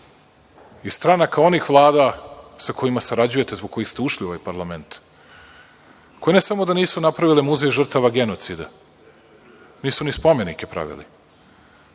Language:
Serbian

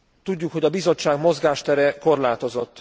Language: Hungarian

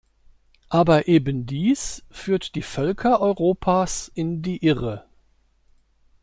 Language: German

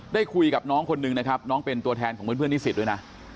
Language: Thai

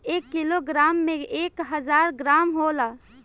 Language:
Bhojpuri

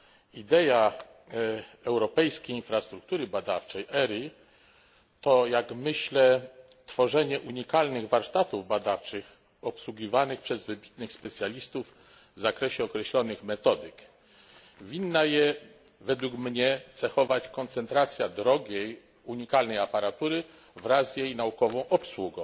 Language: Polish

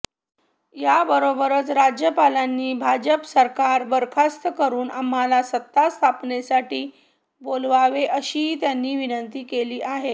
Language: Marathi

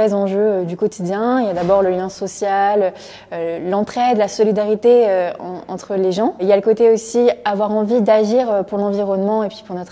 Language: French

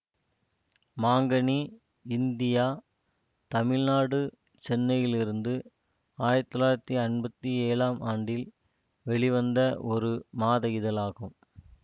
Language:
Tamil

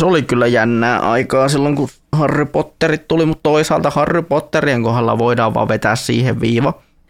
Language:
Finnish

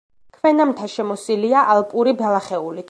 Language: Georgian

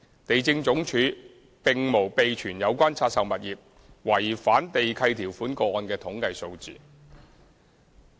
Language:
Cantonese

